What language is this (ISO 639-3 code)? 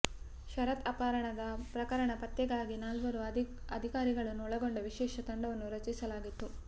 kan